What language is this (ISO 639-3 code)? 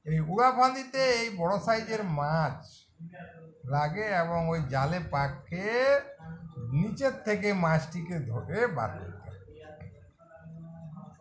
ben